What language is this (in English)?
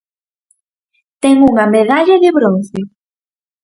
Galician